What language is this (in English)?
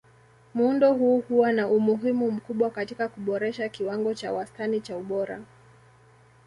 Swahili